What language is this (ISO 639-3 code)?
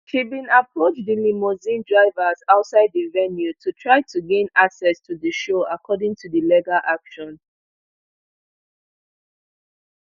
pcm